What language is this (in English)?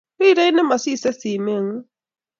Kalenjin